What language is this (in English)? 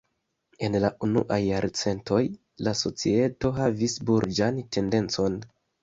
Esperanto